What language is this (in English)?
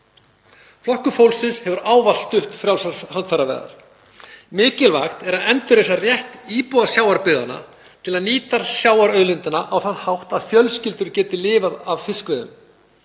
Icelandic